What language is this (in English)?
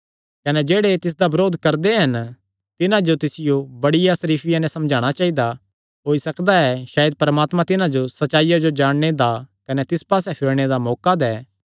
Kangri